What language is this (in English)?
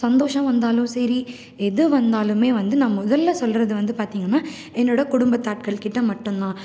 Tamil